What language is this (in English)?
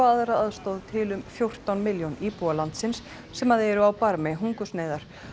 Icelandic